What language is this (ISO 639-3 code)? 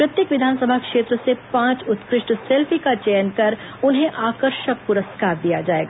hin